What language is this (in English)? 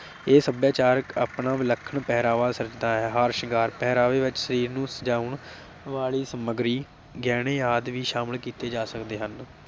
Punjabi